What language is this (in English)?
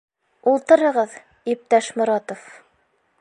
Bashkir